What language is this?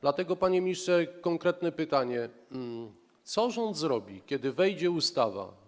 Polish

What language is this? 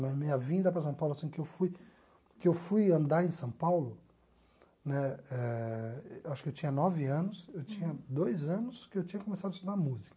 Portuguese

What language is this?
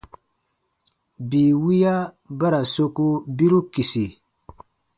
Baatonum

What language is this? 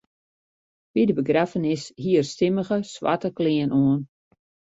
Western Frisian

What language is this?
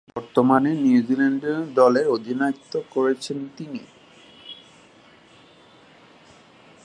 Bangla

